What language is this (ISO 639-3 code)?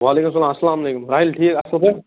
kas